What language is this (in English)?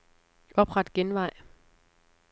Danish